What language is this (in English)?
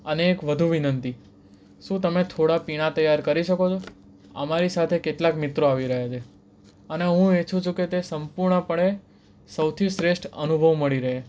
Gujarati